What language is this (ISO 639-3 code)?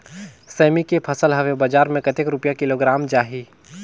hne